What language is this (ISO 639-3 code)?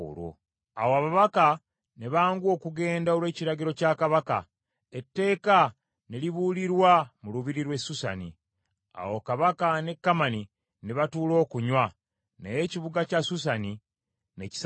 lug